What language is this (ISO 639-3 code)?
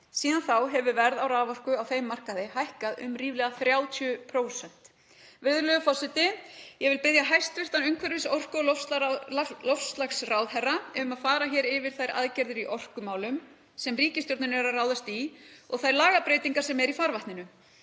isl